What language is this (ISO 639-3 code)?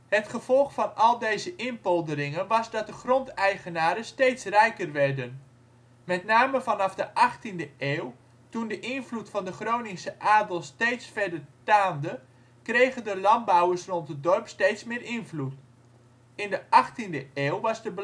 nld